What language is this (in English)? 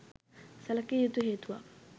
Sinhala